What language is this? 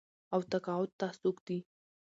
Pashto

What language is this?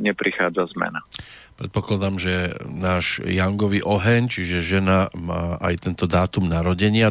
Slovak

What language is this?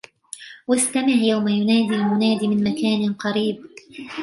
Arabic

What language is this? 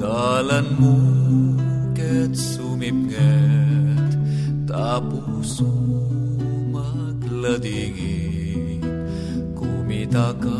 Filipino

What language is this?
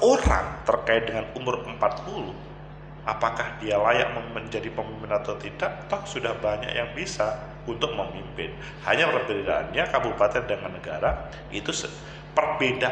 Indonesian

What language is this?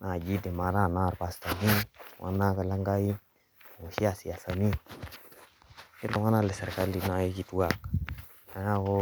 Masai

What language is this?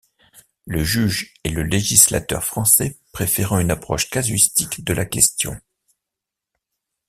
French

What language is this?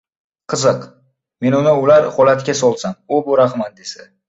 Uzbek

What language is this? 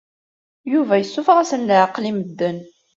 Kabyle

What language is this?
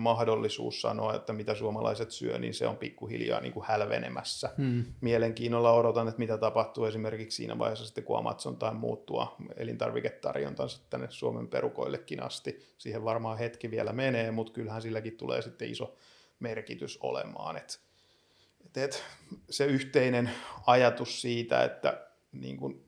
Finnish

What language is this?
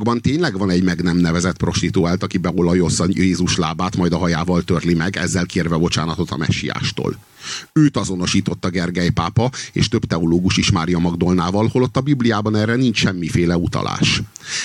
Hungarian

